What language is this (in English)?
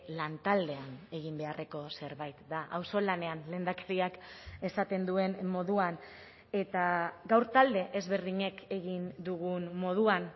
Basque